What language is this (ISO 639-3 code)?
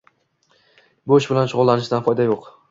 uzb